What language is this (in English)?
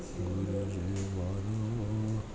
Gujarati